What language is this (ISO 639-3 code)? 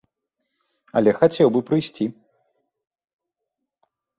bel